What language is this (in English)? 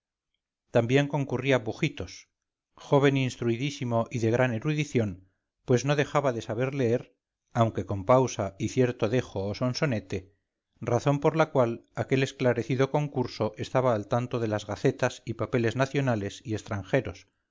Spanish